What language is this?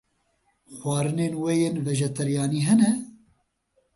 Kurdish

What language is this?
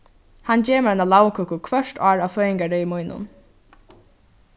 Faroese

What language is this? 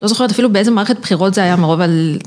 Hebrew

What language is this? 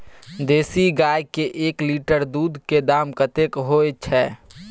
Maithili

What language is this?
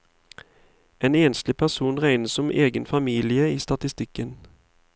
Norwegian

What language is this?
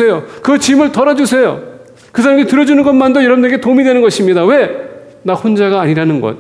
Korean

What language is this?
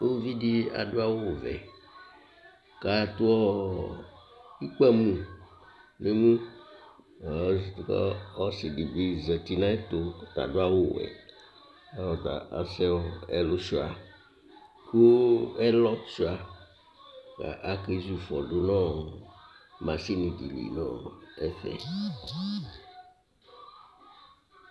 Ikposo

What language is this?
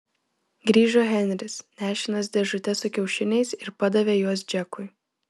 Lithuanian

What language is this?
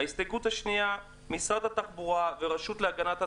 Hebrew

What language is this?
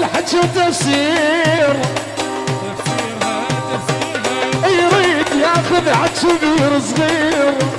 Arabic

